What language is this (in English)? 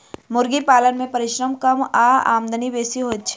Maithili